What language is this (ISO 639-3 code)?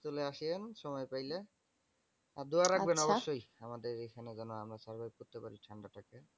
ben